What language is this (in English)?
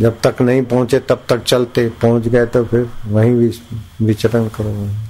Hindi